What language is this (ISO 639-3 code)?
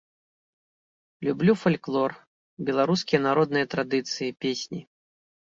bel